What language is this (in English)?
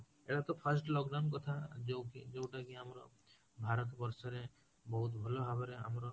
Odia